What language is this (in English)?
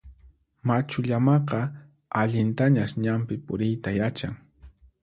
Puno Quechua